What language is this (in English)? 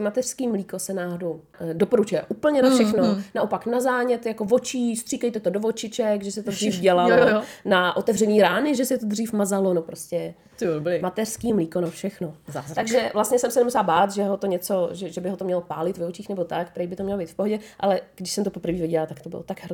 Czech